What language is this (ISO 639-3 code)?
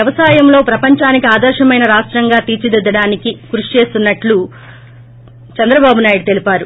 tel